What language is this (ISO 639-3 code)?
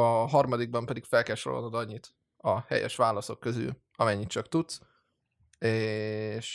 hun